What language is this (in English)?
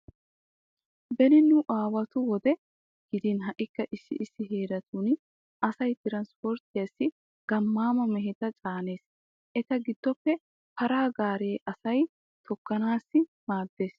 Wolaytta